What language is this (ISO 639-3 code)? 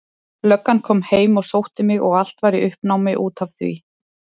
isl